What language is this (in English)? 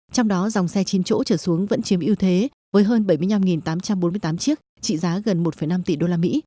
Vietnamese